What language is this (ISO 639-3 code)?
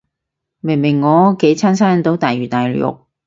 yue